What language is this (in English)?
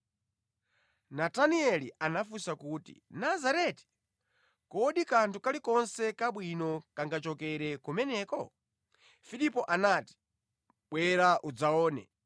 Nyanja